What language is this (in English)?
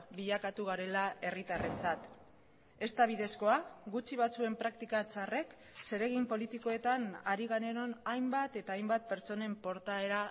Basque